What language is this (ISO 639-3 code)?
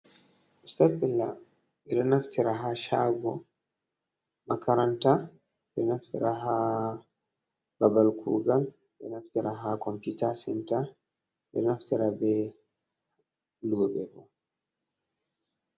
ful